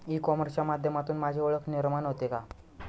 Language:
Marathi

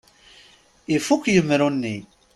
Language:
Kabyle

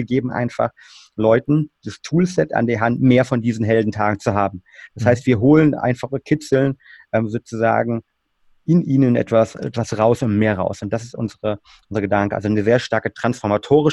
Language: German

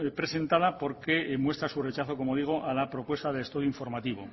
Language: Spanish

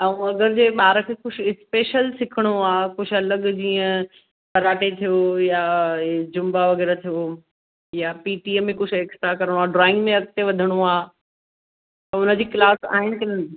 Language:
Sindhi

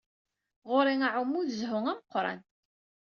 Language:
Kabyle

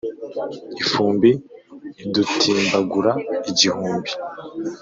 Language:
Kinyarwanda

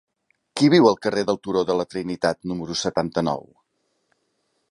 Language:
Catalan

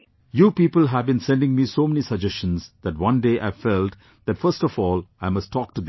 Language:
English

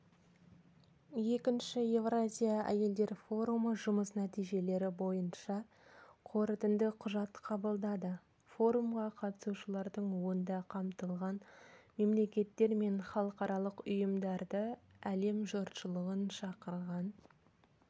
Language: Kazakh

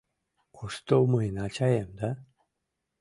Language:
Mari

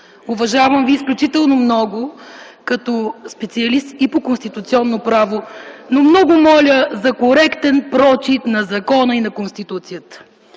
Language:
Bulgarian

